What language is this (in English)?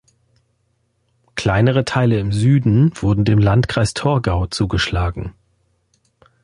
German